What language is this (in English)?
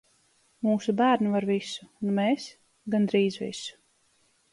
Latvian